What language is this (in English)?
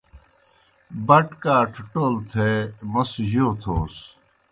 Kohistani Shina